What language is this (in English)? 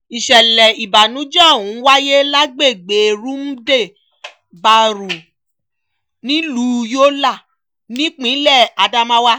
Yoruba